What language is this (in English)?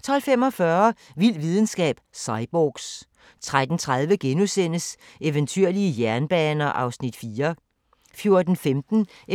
Danish